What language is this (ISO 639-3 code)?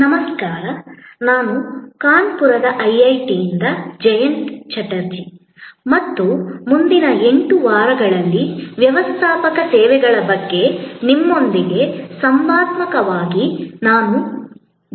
kan